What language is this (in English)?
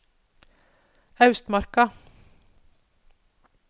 Norwegian